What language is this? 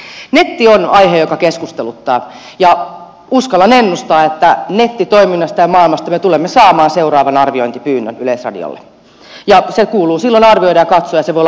Finnish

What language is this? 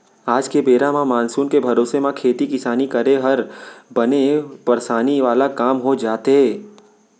Chhattisgarhi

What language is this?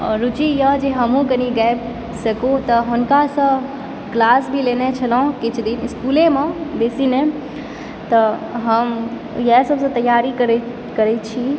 Maithili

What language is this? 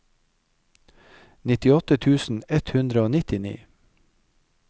Norwegian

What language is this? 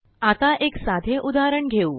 Marathi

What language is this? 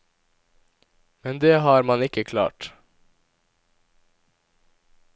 Norwegian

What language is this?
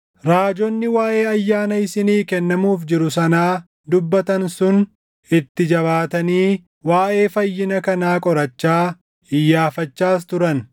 Oromo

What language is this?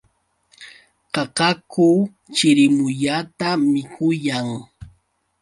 Yauyos Quechua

